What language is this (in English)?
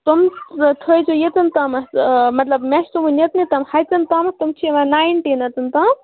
Kashmiri